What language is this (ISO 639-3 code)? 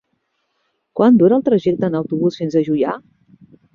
cat